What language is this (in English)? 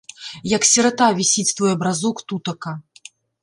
Belarusian